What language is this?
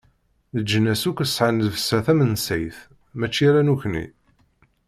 Kabyle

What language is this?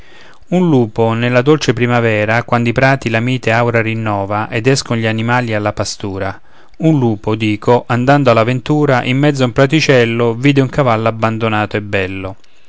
Italian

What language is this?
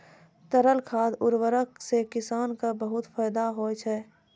Maithili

